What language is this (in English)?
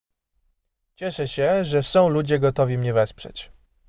Polish